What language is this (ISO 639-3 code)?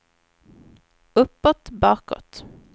swe